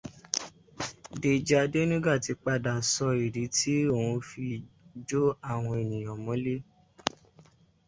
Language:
Yoruba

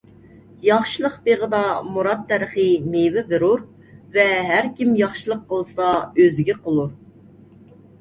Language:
Uyghur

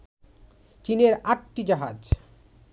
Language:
Bangla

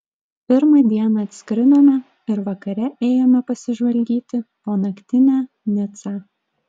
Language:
Lithuanian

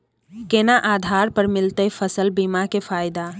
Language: Maithili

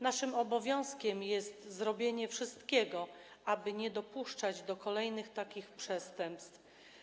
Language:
Polish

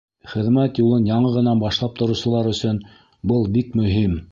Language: Bashkir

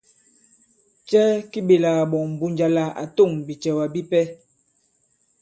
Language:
Bankon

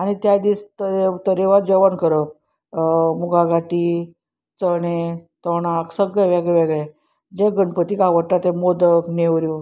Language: Konkani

